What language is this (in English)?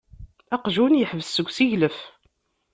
Kabyle